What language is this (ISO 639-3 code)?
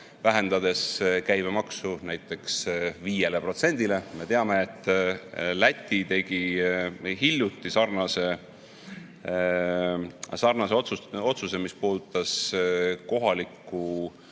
est